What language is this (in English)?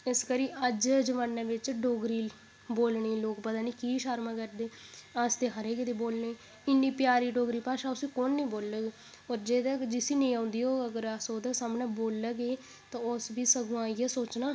Dogri